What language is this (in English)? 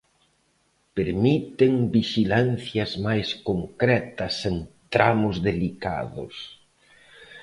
Galician